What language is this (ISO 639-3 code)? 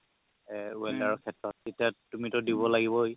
asm